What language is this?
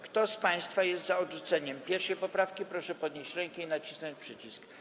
Polish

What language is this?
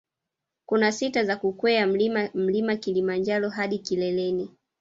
Swahili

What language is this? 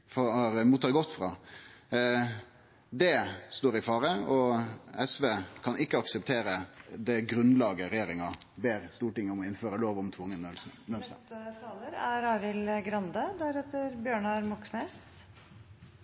Norwegian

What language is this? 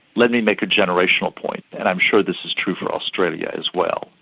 English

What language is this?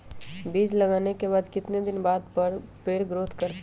Magahi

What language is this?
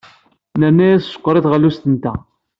Kabyle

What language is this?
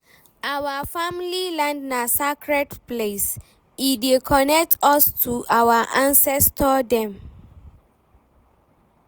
Nigerian Pidgin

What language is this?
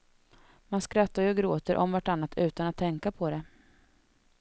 Swedish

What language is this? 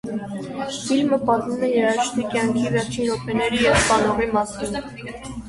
Armenian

